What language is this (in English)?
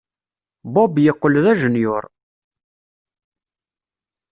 Kabyle